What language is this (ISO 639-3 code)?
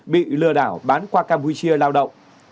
vie